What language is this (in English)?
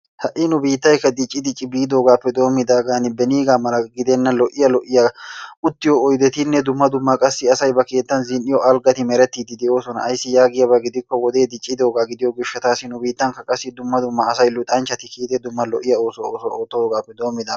Wolaytta